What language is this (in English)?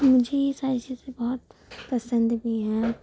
Urdu